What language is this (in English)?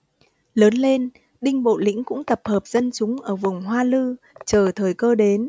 Vietnamese